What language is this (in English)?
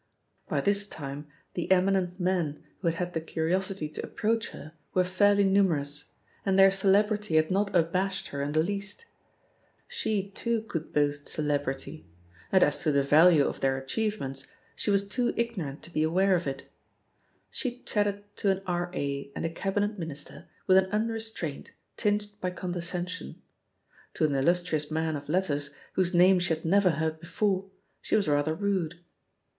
English